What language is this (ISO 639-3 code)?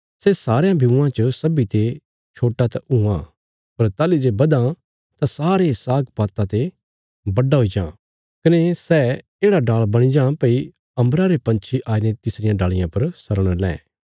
kfs